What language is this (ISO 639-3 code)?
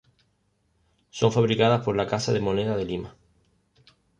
spa